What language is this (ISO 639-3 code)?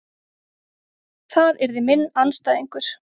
isl